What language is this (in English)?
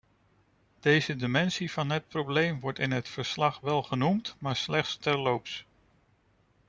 Dutch